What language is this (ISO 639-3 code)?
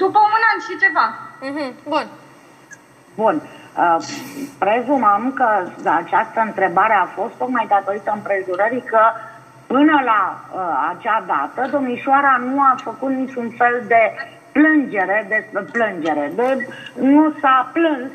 ron